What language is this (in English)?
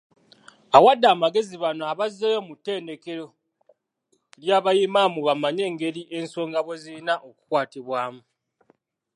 Ganda